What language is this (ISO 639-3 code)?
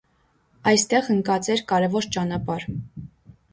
hye